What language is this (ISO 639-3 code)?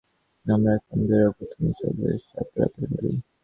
ben